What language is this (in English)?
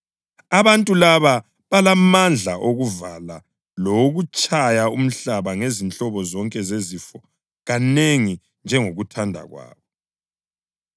North Ndebele